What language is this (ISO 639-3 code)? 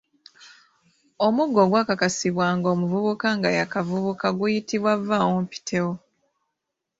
lug